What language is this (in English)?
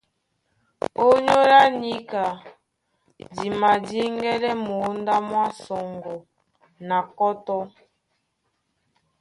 Duala